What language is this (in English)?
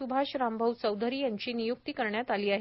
Marathi